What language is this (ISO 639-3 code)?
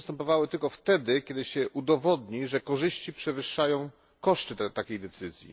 pol